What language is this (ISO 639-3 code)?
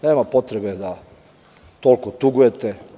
srp